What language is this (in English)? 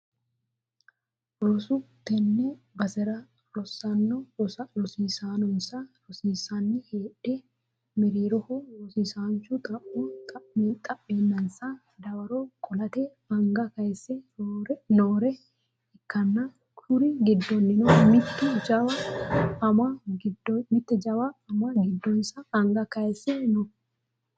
Sidamo